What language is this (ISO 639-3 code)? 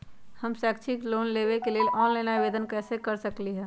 mag